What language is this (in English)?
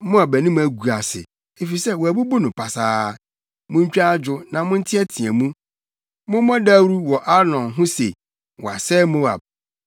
Akan